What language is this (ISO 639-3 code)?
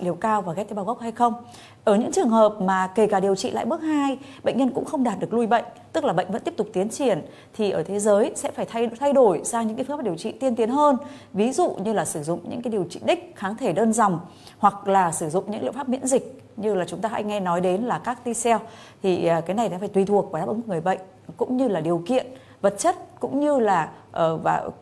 vie